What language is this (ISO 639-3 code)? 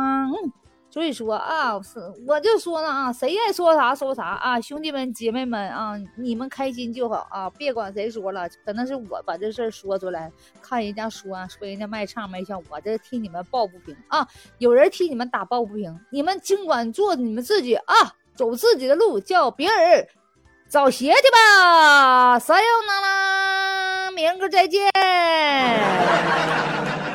zho